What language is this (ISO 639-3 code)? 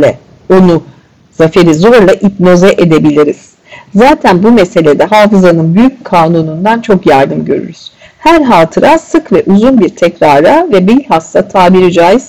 tur